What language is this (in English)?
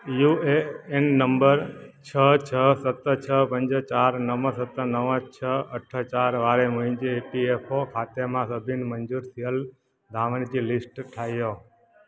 Sindhi